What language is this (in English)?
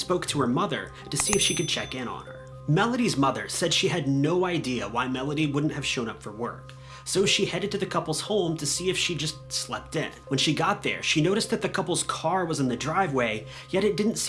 English